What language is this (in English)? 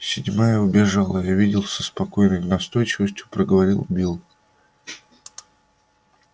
Russian